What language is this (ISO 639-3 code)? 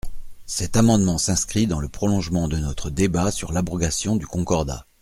fra